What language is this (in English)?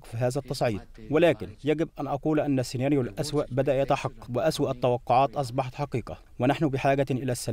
Arabic